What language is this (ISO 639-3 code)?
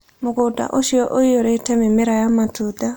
kik